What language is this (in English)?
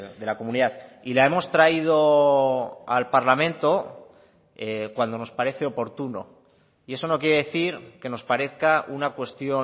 Spanish